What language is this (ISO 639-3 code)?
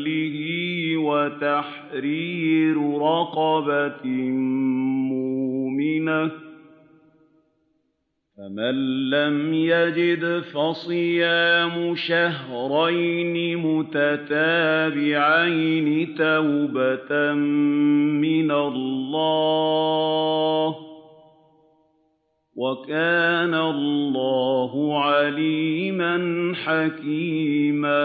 ara